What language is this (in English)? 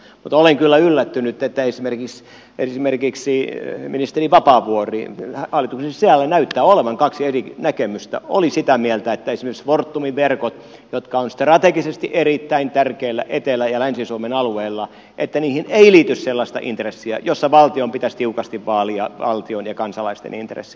Finnish